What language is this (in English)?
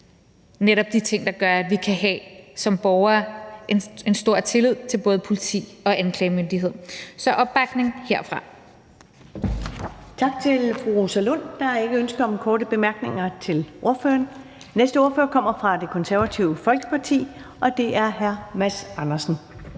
Danish